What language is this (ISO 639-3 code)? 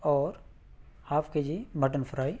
urd